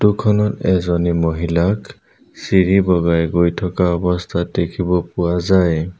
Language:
Assamese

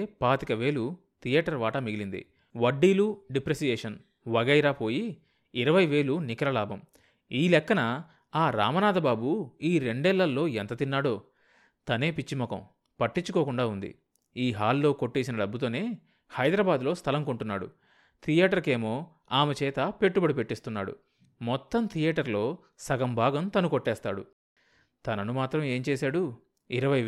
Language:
Telugu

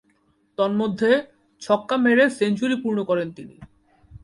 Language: Bangla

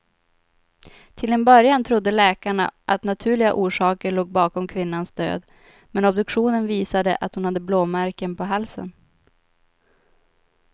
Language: Swedish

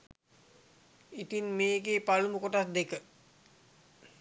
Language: Sinhala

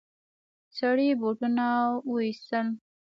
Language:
Pashto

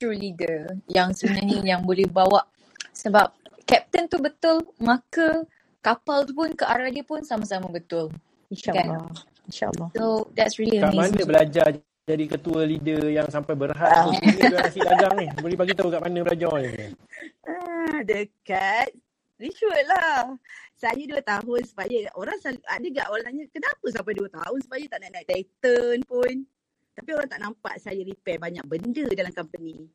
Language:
Malay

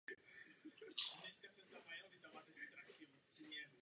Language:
Czech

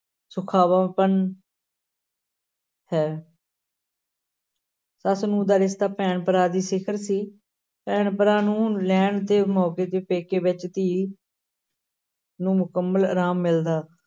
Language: Punjabi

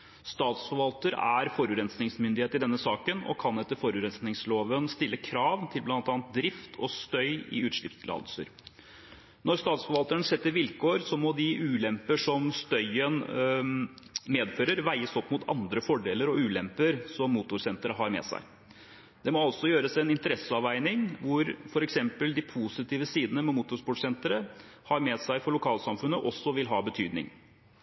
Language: Norwegian Bokmål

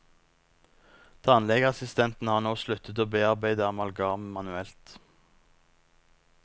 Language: Norwegian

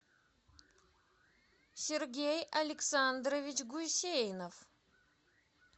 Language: Russian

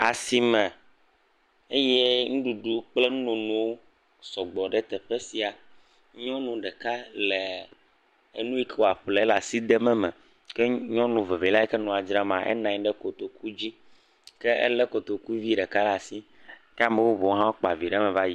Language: Ewe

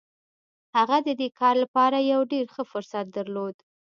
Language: Pashto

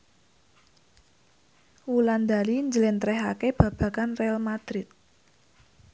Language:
Javanese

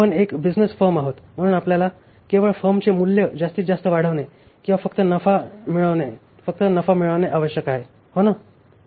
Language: Marathi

